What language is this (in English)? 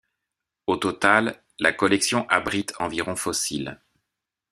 French